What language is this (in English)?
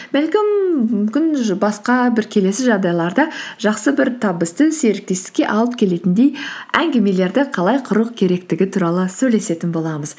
Kazakh